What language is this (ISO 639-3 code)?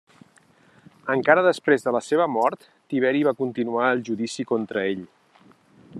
cat